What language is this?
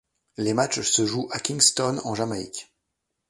French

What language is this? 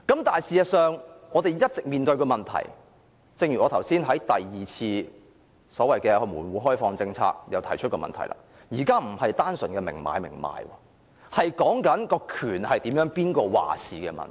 Cantonese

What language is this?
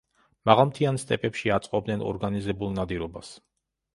Georgian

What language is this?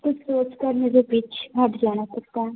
Hindi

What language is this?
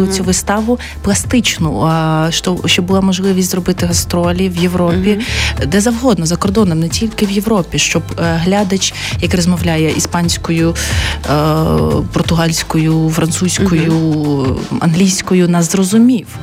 Ukrainian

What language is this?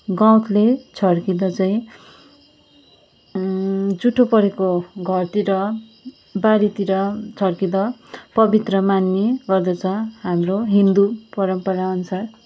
Nepali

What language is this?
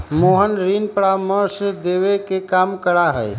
Magahi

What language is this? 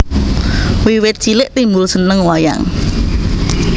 Javanese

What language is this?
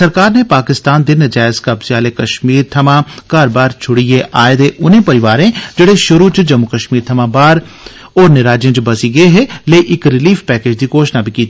Dogri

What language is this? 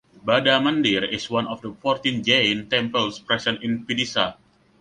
English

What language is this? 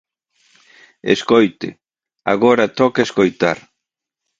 Galician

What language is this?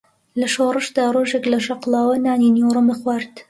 Central Kurdish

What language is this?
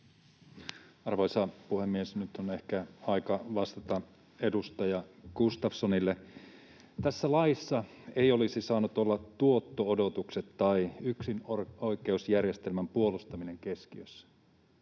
Finnish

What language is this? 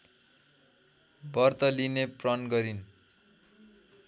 Nepali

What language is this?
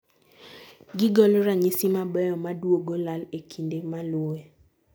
Luo (Kenya and Tanzania)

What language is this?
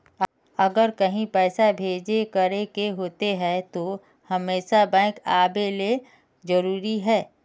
Magahi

